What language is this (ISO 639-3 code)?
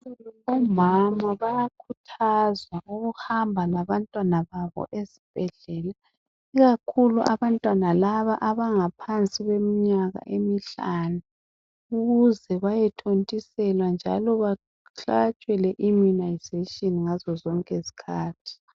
nde